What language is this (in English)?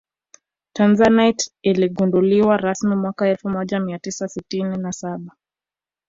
Swahili